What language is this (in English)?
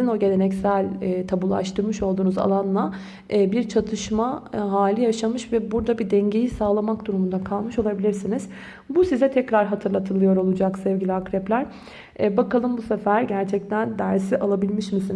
Turkish